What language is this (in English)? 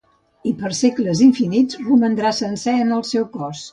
Catalan